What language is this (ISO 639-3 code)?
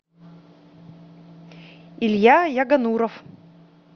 rus